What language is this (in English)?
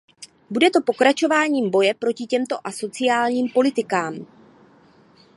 Czech